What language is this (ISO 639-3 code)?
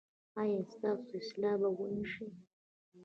pus